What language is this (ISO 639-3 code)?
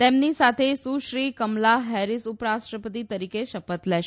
guj